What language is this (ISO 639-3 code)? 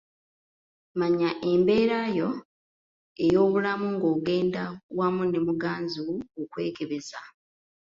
lug